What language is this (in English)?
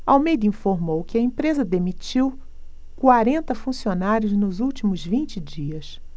Portuguese